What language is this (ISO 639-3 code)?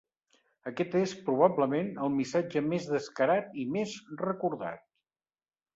cat